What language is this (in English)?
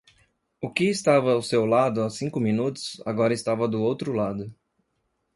Portuguese